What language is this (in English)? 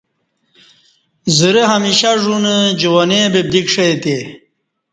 Kati